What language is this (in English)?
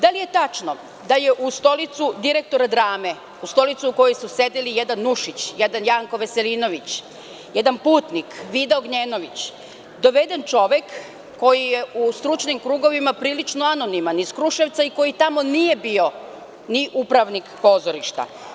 Serbian